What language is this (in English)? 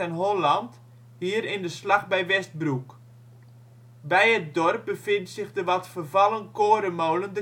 Dutch